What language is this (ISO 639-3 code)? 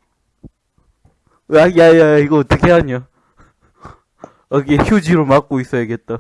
kor